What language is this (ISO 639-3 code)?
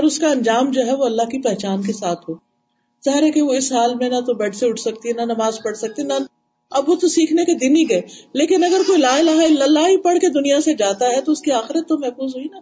urd